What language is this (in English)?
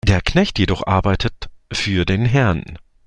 German